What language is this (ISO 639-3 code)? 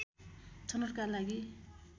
nep